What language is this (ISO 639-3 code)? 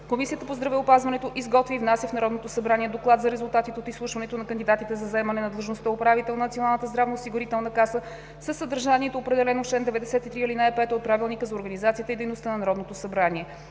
bul